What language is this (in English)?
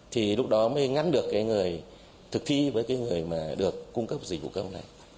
Vietnamese